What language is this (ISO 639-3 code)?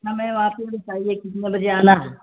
urd